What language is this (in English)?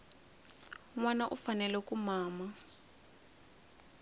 Tsonga